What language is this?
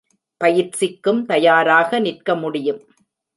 Tamil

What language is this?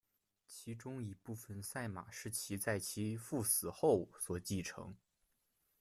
Chinese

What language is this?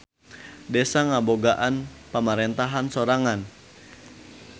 Sundanese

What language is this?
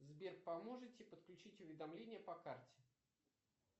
Russian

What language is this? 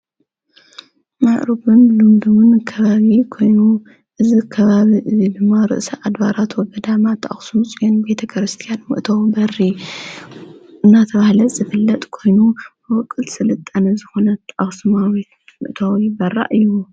Tigrinya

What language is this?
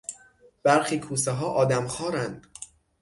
Persian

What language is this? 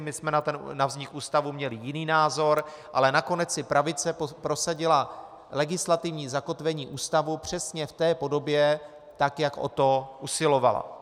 Czech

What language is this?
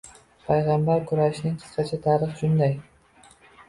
Uzbek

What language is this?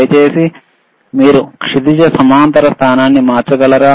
Telugu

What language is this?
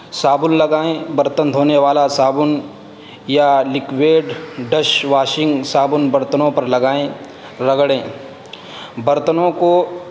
Urdu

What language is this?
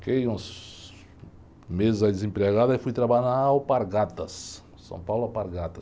Portuguese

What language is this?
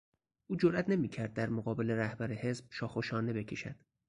Persian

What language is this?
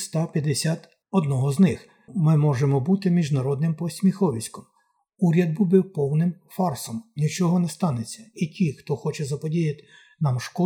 Ukrainian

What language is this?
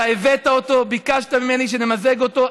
Hebrew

